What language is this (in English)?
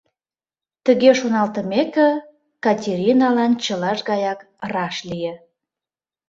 Mari